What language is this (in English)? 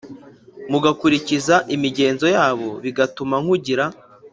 Kinyarwanda